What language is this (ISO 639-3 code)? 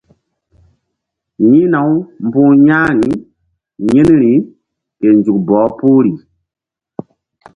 mdd